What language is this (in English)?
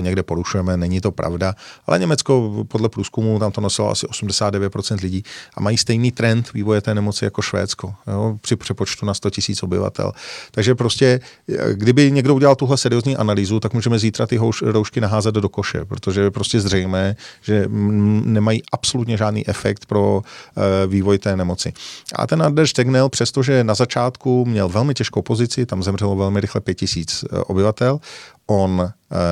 Czech